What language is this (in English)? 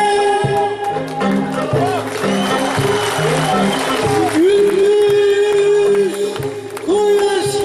Greek